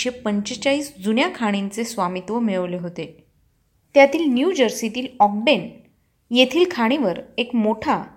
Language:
Marathi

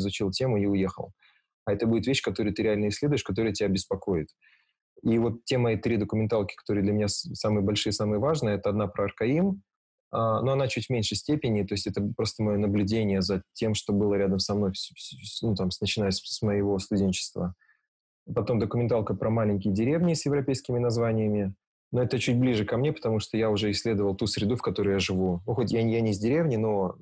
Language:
Russian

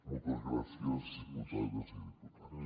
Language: Catalan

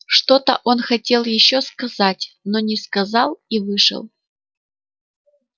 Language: Russian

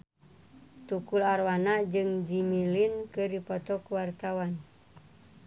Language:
Sundanese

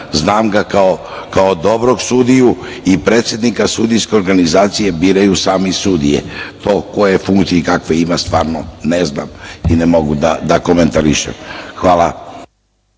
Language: Serbian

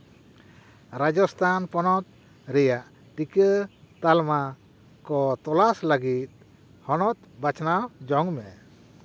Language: Santali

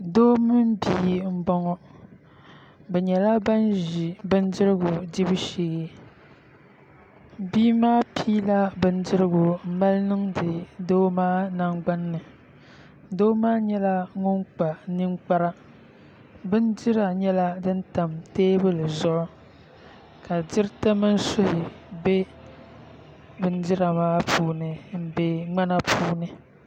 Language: Dagbani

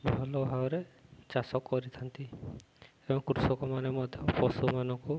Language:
Odia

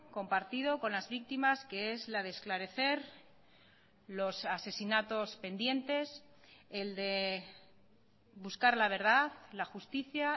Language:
Spanish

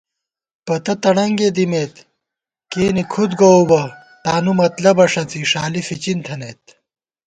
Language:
Gawar-Bati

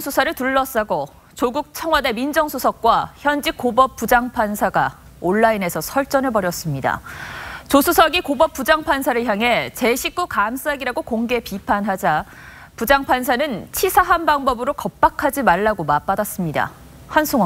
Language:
Korean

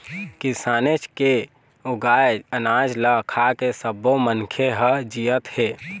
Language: Chhattisgarhi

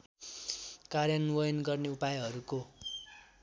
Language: Nepali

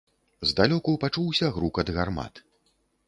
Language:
Belarusian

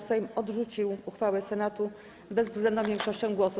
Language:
Polish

